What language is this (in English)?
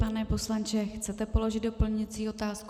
Czech